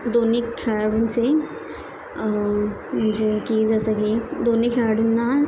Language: Marathi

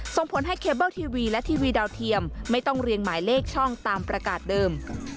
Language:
Thai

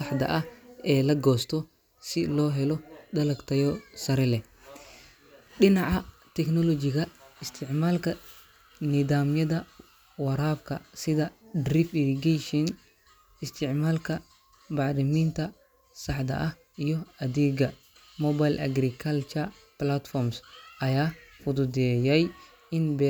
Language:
Somali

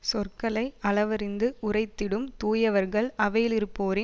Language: Tamil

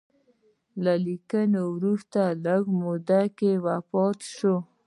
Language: Pashto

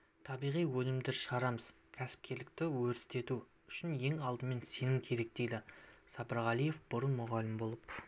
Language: Kazakh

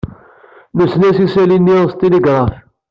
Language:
Kabyle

